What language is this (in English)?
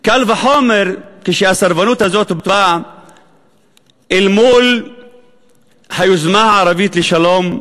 Hebrew